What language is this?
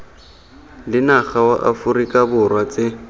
Tswana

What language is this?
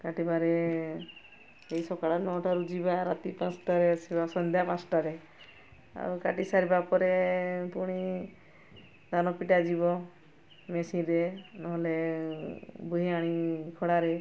Odia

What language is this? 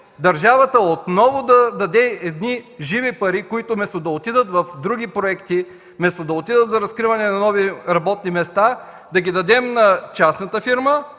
Bulgarian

